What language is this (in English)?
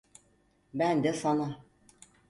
Turkish